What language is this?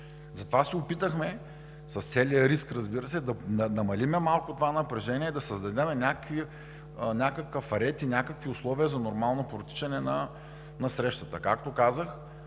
Bulgarian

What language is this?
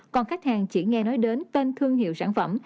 Vietnamese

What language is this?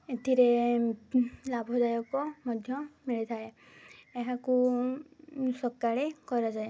Odia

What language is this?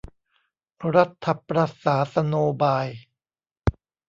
Thai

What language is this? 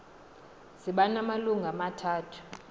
Xhosa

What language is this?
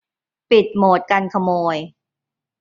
Thai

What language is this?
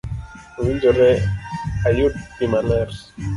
Luo (Kenya and Tanzania)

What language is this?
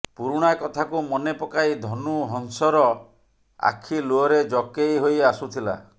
Odia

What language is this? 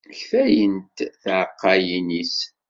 Kabyle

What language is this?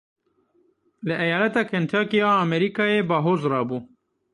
Kurdish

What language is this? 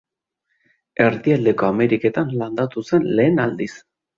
Basque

